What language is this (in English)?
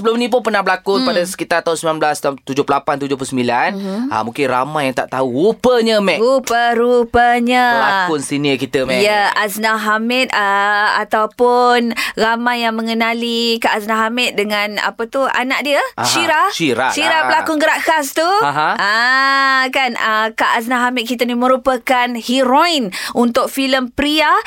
Malay